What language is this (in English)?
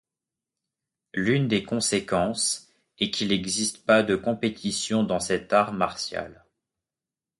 French